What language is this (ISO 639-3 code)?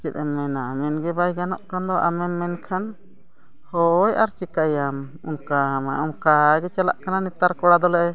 sat